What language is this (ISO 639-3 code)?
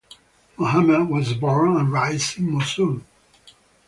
eng